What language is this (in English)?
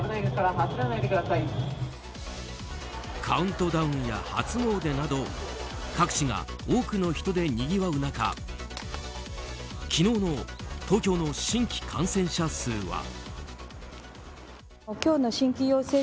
Japanese